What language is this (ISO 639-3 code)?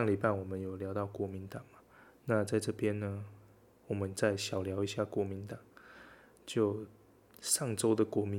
zho